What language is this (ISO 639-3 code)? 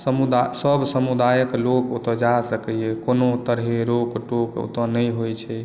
mai